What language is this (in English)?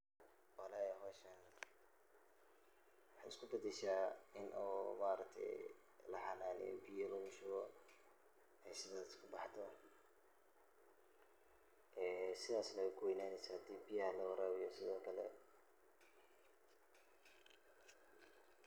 Somali